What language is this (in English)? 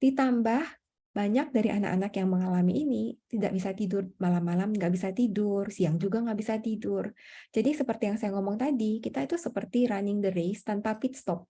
Indonesian